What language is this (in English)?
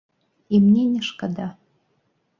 Belarusian